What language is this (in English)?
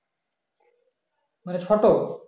Bangla